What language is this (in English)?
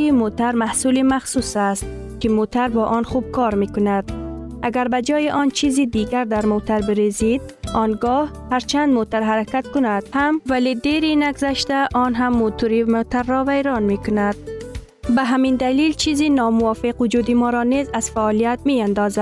Persian